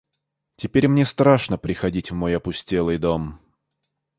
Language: Russian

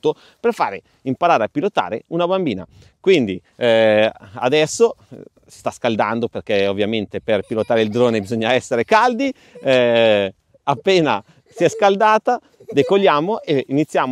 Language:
Italian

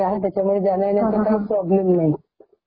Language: Marathi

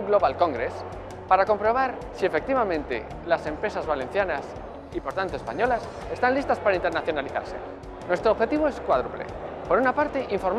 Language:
Spanish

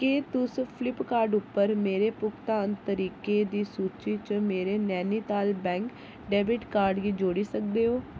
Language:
Dogri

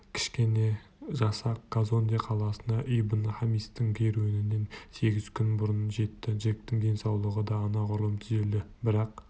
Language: Kazakh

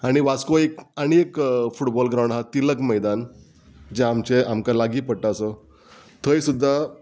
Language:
Konkani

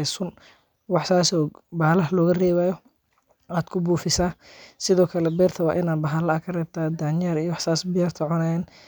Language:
Somali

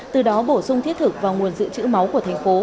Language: Vietnamese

